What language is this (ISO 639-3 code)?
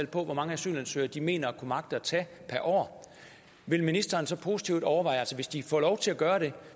dan